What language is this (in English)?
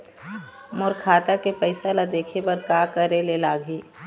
Chhattisgarhi